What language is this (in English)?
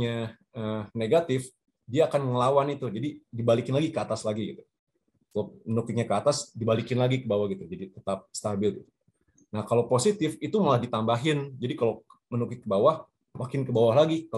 Indonesian